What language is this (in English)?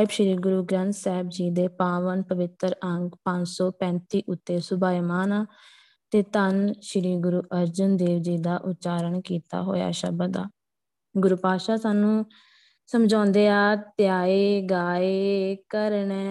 Punjabi